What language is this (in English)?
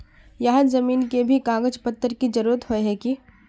Magahi